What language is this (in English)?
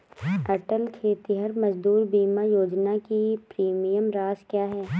Hindi